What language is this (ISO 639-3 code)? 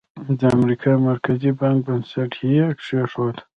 pus